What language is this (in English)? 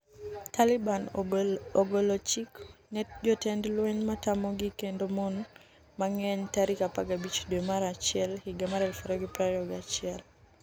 Luo (Kenya and Tanzania)